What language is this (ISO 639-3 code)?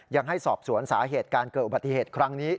tha